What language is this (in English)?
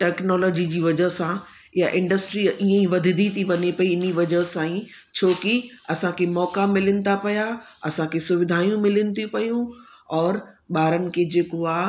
Sindhi